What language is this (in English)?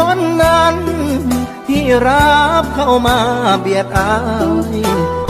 Thai